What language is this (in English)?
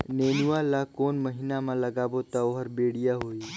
Chhattisgarhi